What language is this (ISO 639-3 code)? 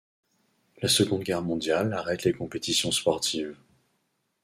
fra